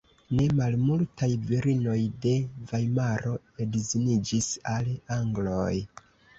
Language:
Esperanto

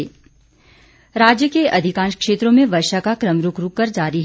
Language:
Hindi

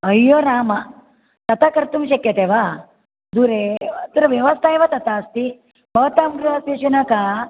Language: Sanskrit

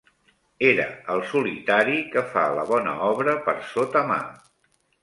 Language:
Catalan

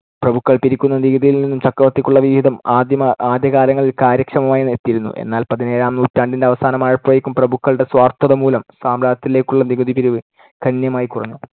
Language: Malayalam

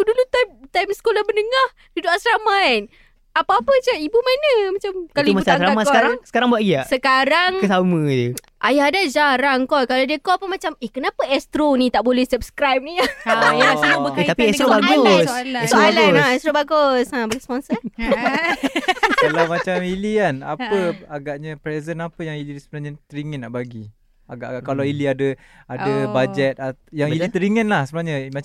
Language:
Malay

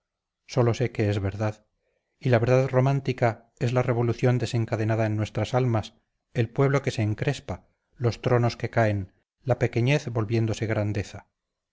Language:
Spanish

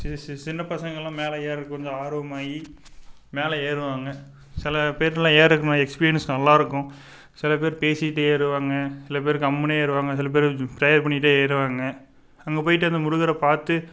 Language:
Tamil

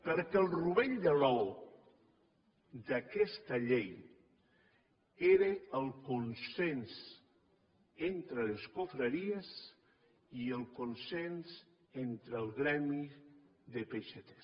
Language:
Catalan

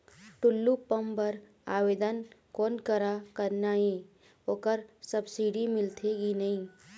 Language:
Chhattisgarhi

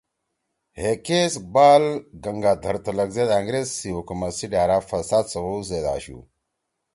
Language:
Torwali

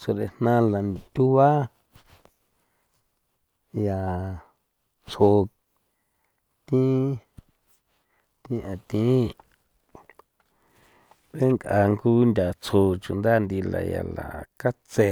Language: San Felipe Otlaltepec Popoloca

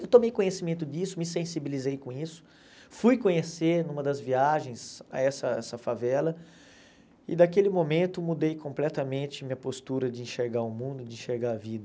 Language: Portuguese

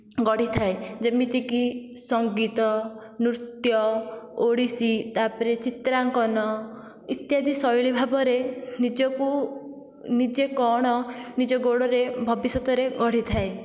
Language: Odia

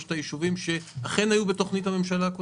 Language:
Hebrew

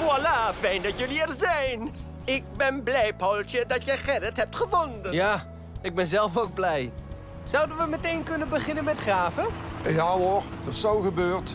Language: Dutch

